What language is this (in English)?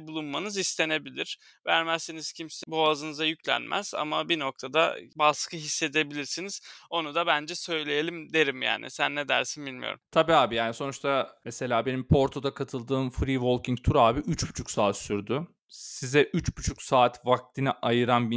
Turkish